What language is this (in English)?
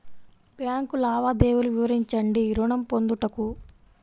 Telugu